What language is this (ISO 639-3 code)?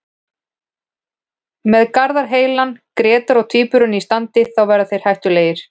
isl